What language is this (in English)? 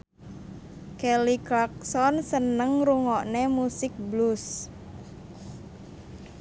Javanese